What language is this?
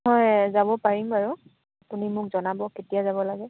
Assamese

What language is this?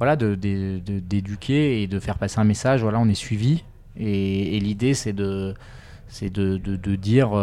French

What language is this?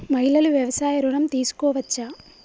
Telugu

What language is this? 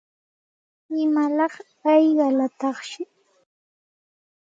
Santa Ana de Tusi Pasco Quechua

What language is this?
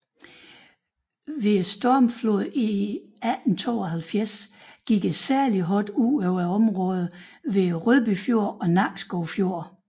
Danish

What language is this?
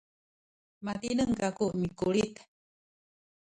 Sakizaya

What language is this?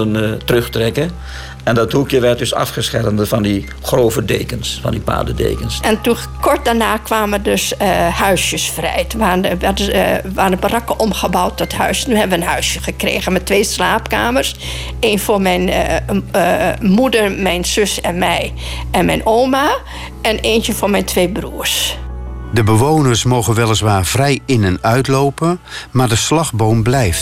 Dutch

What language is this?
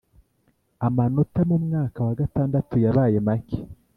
Kinyarwanda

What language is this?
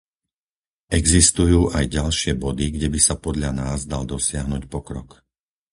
Slovak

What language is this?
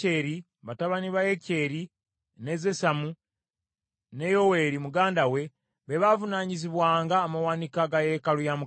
Ganda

